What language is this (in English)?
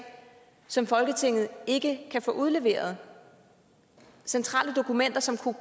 Danish